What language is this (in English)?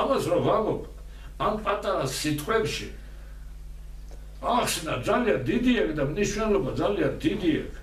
Turkish